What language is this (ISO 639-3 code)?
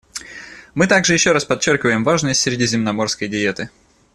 rus